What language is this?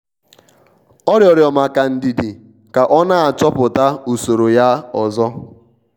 Igbo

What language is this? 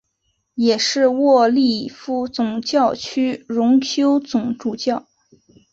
Chinese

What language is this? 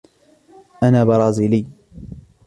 Arabic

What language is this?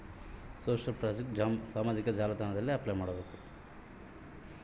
Kannada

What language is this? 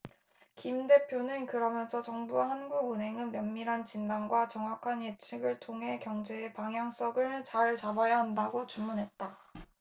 Korean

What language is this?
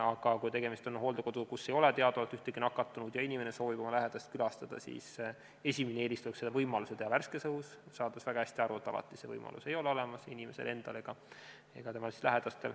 Estonian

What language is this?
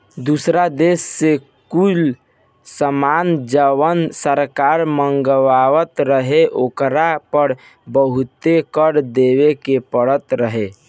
Bhojpuri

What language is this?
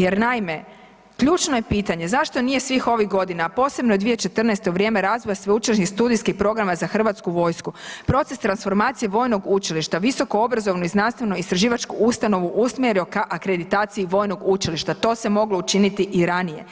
Croatian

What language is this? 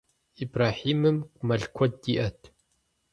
Kabardian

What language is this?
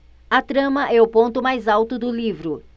Portuguese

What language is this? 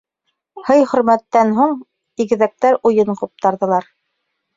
Bashkir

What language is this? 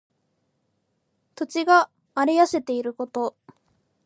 Japanese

